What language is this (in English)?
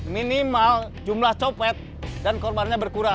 Indonesian